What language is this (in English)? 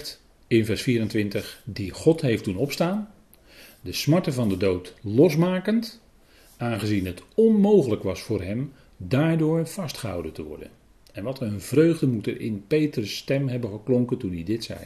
Dutch